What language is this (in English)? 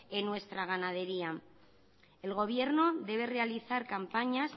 Spanish